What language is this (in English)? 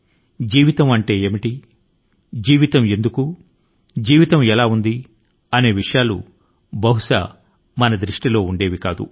Telugu